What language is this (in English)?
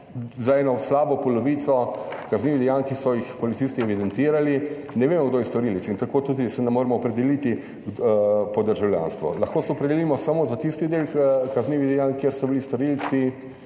Slovenian